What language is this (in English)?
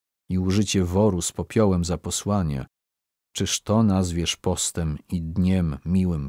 Polish